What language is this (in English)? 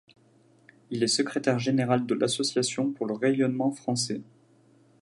French